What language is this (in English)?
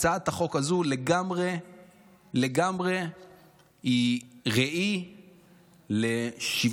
Hebrew